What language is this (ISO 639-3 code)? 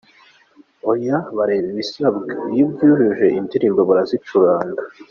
kin